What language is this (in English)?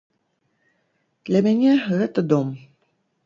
Belarusian